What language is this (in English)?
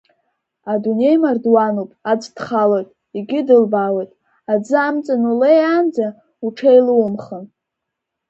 Abkhazian